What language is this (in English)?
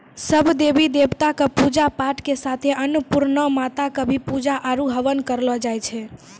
Maithili